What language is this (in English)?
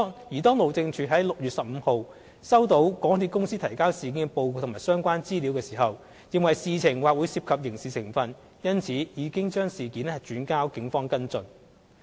Cantonese